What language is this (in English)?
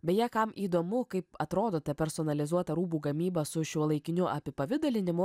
Lithuanian